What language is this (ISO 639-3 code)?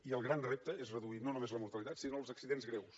cat